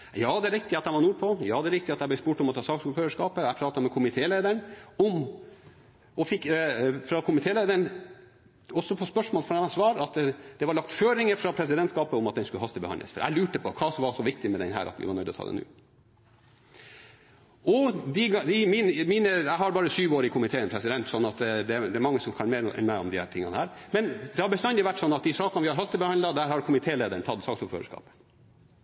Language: Norwegian Bokmål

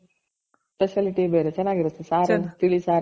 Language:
Kannada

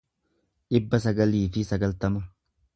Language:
Oromo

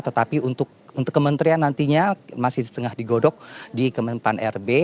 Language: Indonesian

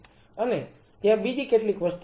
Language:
Gujarati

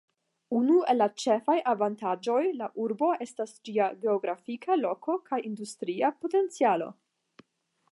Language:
Esperanto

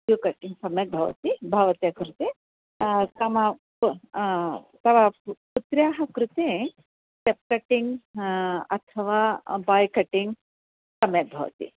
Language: Sanskrit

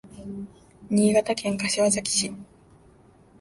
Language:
Japanese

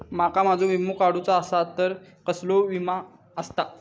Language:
Marathi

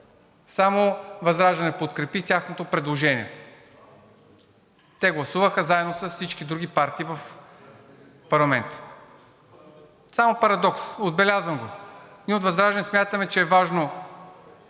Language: Bulgarian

